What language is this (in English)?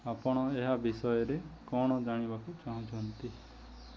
Odia